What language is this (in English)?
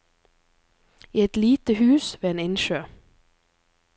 Norwegian